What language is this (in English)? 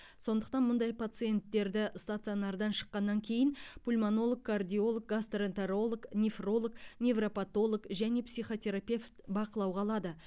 Kazakh